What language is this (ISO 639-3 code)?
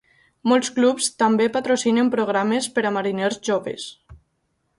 cat